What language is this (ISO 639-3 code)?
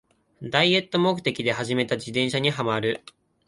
jpn